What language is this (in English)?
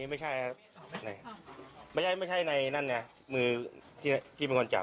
Thai